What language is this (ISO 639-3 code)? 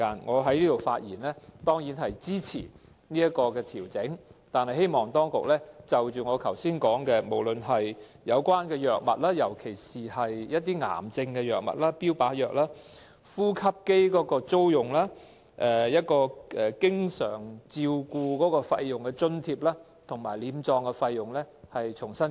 yue